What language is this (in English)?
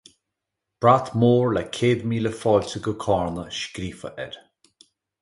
Irish